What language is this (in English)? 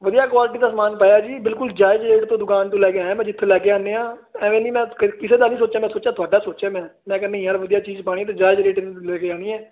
Punjabi